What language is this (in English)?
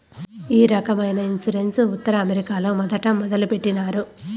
Telugu